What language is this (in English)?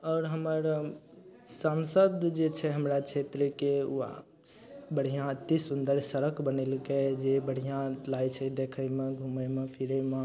Maithili